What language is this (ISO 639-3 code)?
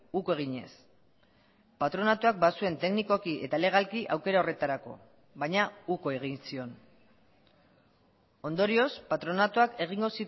eus